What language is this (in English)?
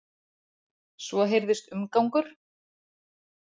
Icelandic